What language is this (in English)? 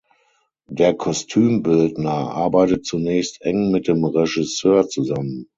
German